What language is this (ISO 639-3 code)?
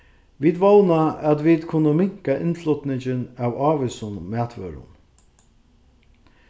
fao